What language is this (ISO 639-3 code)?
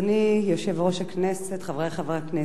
heb